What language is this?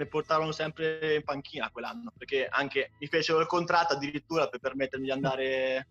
Italian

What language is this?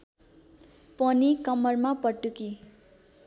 Nepali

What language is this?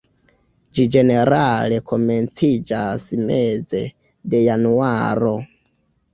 Esperanto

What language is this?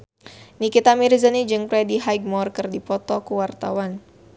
Sundanese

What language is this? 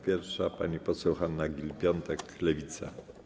Polish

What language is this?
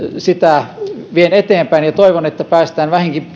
Finnish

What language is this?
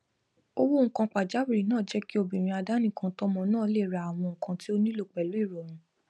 Yoruba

